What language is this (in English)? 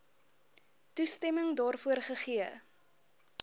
Afrikaans